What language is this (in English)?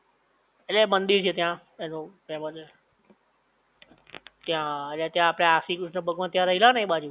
Gujarati